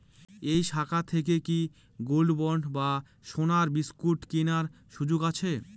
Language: Bangla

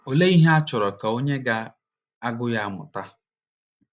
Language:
Igbo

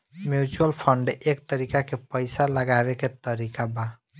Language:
Bhojpuri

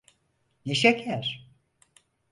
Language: Turkish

